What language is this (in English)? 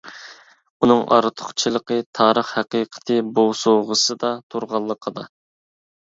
Uyghur